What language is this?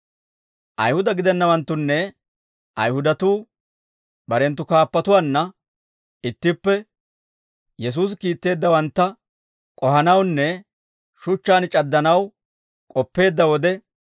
Dawro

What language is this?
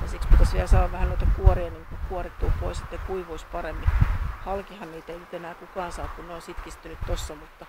Finnish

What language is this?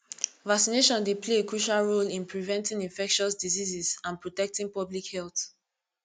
Nigerian Pidgin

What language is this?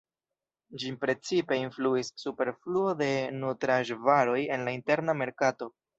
Esperanto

